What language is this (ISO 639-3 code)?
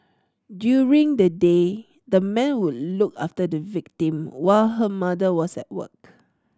eng